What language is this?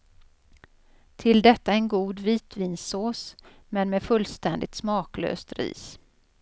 Swedish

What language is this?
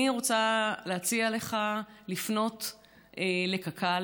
Hebrew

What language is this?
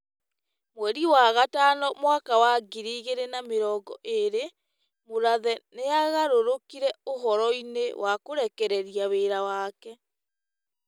Kikuyu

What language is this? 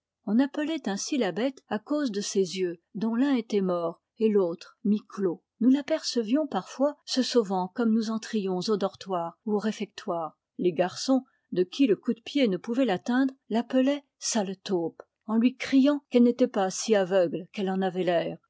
French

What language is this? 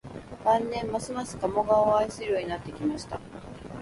Japanese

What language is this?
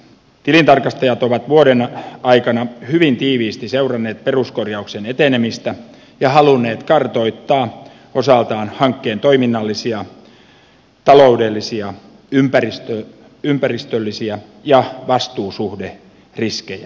Finnish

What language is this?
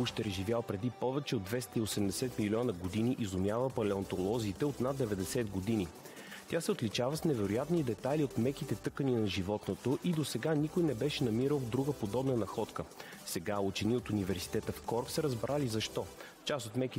Bulgarian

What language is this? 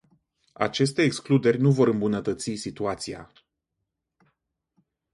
Romanian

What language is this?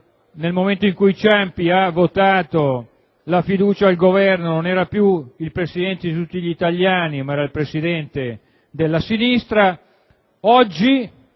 Italian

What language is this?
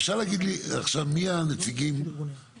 Hebrew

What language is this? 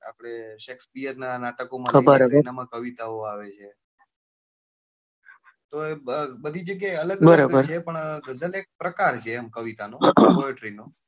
Gujarati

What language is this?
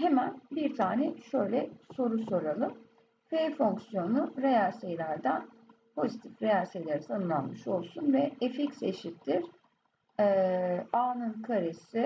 Turkish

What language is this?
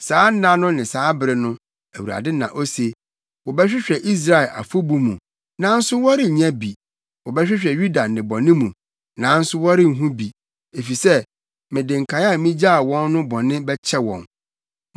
Akan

